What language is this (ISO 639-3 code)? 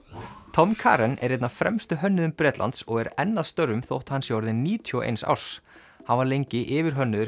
isl